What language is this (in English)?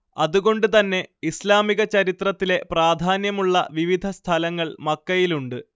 Malayalam